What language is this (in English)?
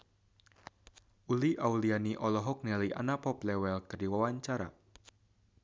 Sundanese